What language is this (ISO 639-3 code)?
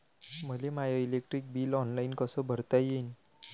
mar